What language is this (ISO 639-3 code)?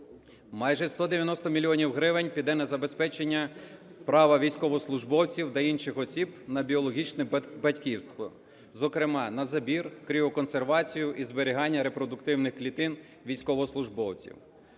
ukr